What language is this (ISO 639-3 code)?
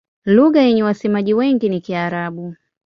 swa